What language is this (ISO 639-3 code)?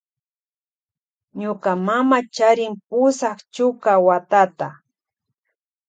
qvj